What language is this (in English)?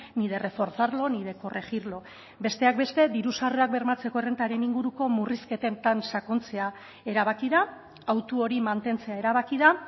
Basque